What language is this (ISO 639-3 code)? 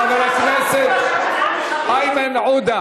heb